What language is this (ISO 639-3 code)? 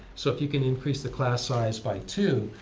eng